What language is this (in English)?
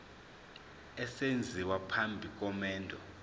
Zulu